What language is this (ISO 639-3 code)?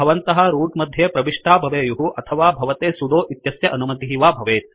san